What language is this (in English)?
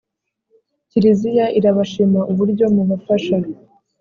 Kinyarwanda